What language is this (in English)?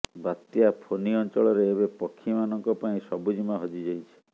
Odia